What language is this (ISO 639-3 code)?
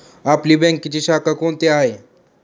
mar